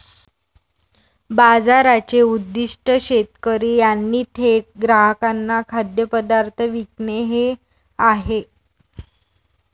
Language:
Marathi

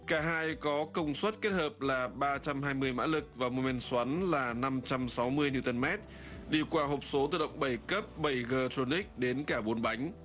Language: Vietnamese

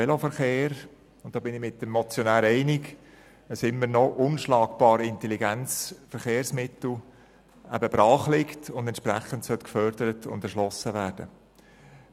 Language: Swiss German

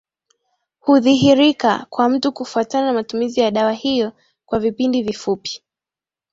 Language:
Swahili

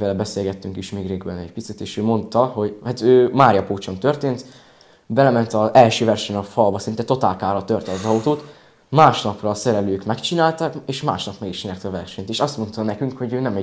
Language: Hungarian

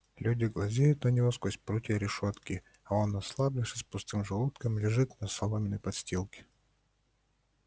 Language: Russian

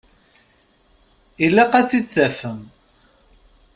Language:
Kabyle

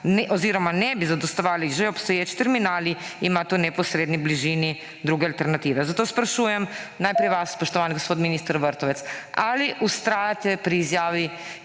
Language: Slovenian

